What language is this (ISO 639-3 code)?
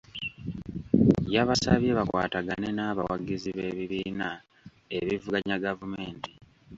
lug